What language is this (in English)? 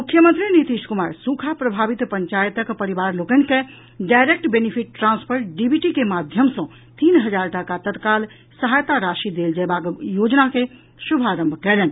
Maithili